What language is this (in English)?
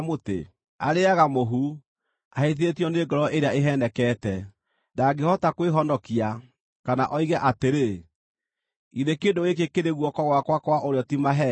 Kikuyu